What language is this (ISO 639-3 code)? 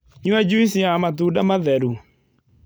kik